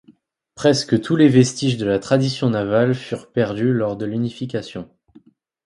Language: French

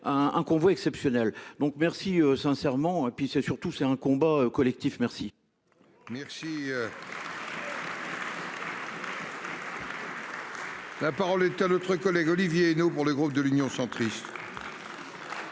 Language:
French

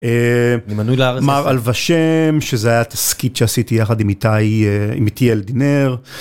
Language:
Hebrew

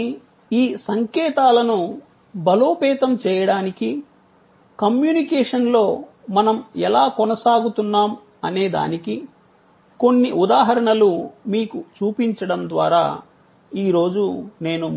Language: Telugu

